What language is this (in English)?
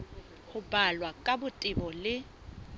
Southern Sotho